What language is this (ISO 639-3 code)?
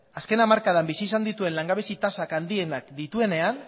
eus